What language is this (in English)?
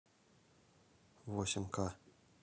Russian